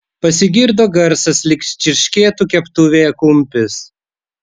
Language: Lithuanian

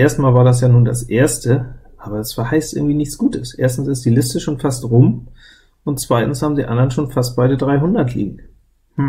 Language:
German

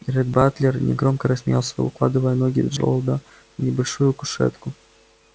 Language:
Russian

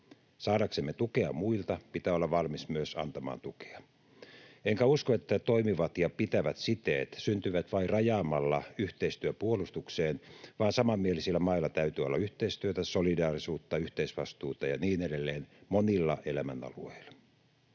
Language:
Finnish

